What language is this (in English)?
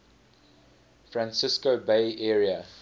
English